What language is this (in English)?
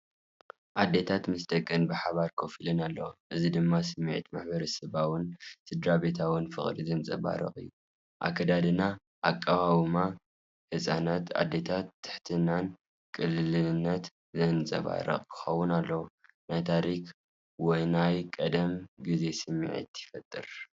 Tigrinya